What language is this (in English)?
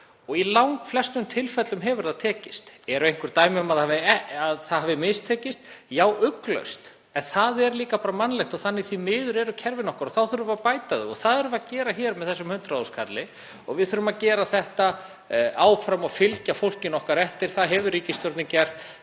Icelandic